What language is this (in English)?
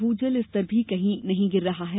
Hindi